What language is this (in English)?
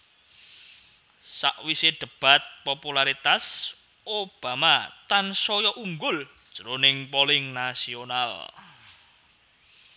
Javanese